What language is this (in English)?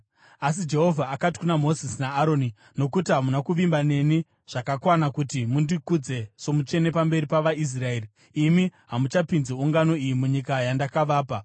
Shona